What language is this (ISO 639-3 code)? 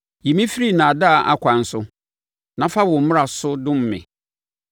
aka